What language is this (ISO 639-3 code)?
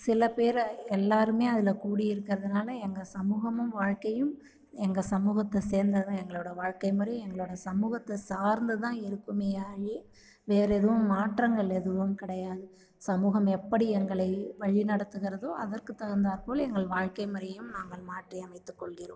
tam